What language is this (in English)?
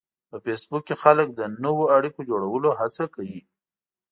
Pashto